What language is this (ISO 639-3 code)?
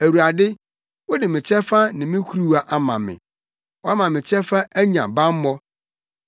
aka